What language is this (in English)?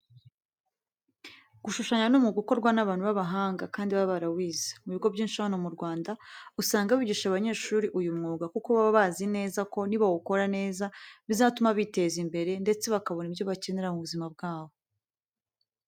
Kinyarwanda